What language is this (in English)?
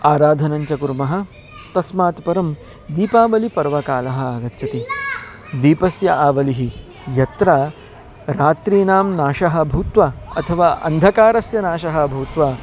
Sanskrit